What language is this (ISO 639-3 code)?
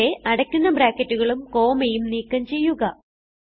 mal